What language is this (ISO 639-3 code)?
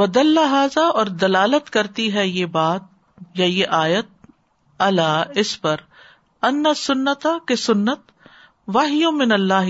urd